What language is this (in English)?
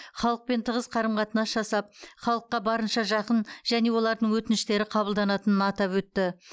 Kazakh